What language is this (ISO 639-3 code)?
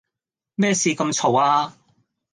yue